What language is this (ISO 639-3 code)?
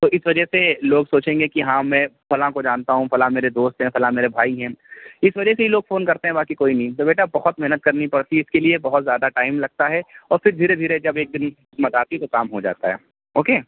urd